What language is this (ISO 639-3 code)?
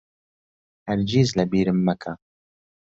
ckb